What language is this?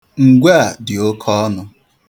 Igbo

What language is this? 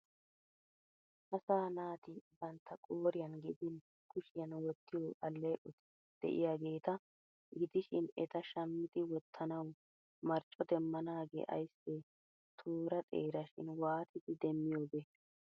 Wolaytta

